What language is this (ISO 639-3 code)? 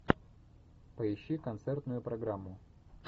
rus